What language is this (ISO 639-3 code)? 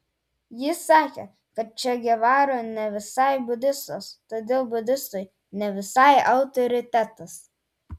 lit